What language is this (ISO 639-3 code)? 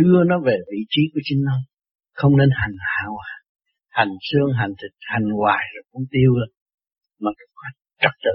vie